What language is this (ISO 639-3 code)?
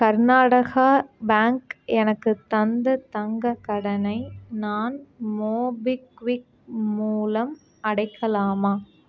tam